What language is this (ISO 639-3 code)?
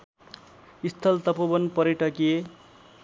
nep